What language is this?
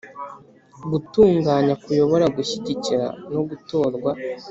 Kinyarwanda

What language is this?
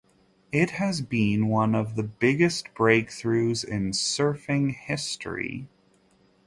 English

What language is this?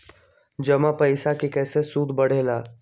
Magahi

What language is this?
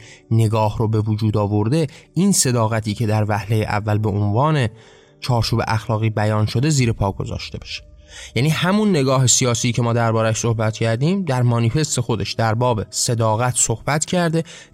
Persian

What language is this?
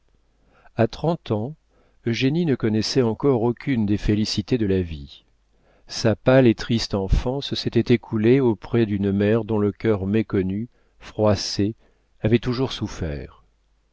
French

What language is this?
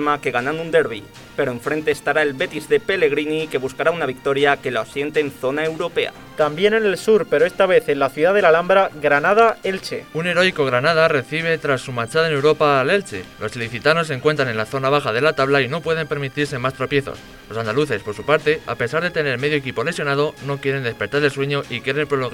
Spanish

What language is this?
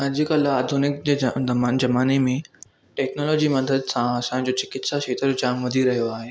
Sindhi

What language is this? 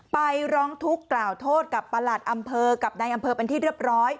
Thai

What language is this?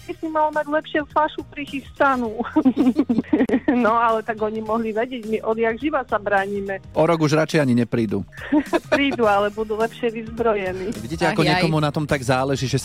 Slovak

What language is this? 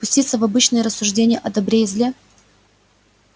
Russian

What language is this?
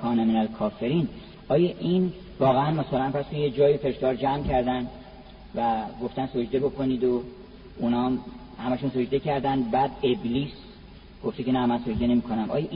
Persian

